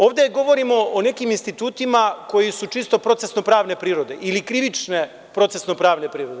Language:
Serbian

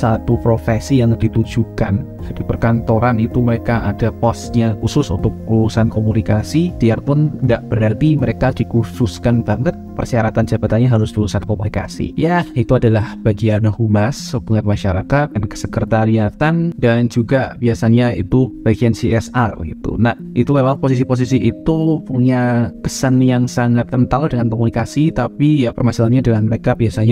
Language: Indonesian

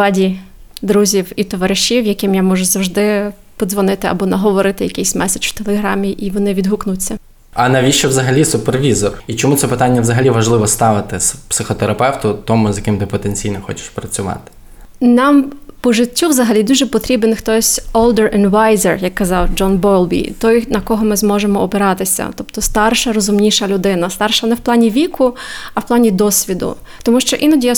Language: Ukrainian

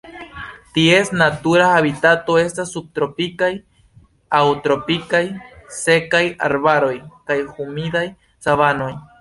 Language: Esperanto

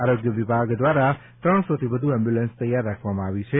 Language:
Gujarati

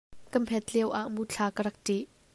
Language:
Hakha Chin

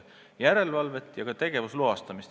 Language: Estonian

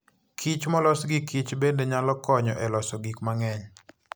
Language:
Luo (Kenya and Tanzania)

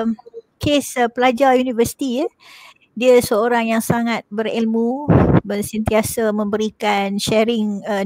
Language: Malay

